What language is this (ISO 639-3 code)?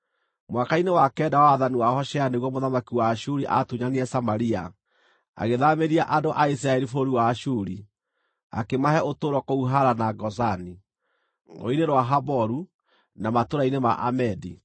kik